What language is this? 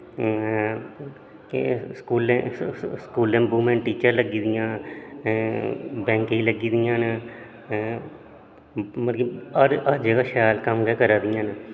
Dogri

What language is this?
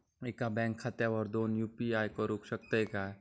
Marathi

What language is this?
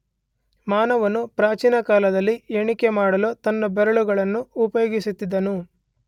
Kannada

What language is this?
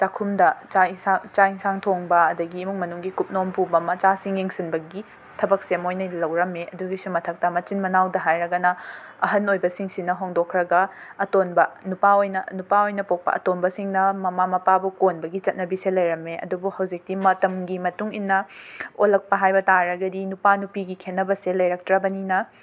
Manipuri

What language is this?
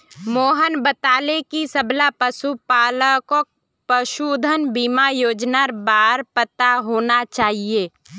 Magahi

